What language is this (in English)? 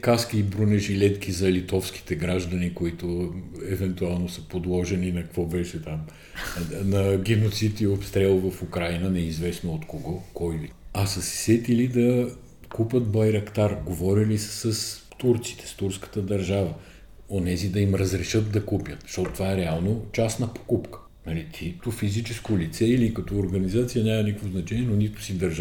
Bulgarian